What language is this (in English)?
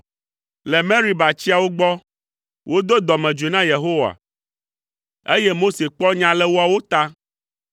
Ewe